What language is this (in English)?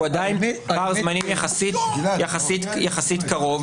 Hebrew